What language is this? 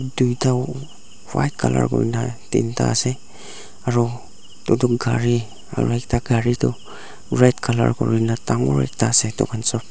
Naga Pidgin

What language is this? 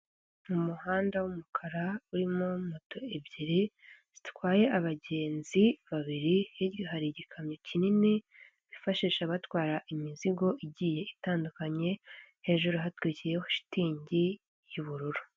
Kinyarwanda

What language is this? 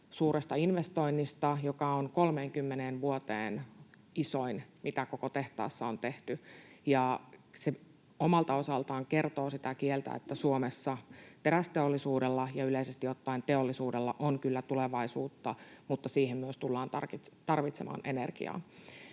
Finnish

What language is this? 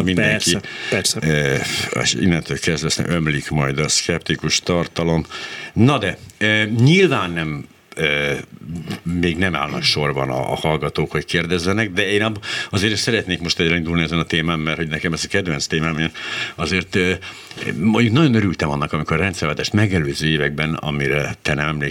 Hungarian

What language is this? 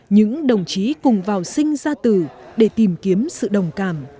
Vietnamese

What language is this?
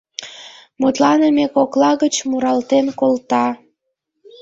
Mari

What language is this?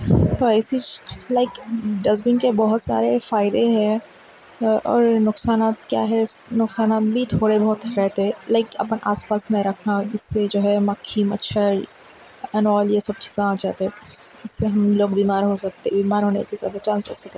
Urdu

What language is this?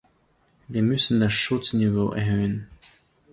German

